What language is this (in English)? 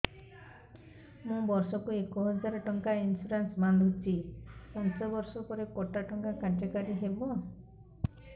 Odia